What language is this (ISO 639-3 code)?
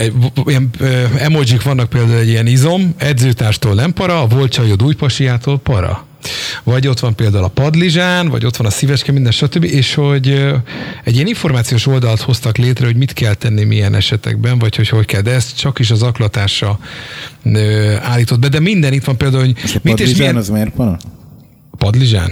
hun